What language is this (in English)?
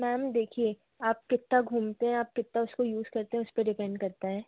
Hindi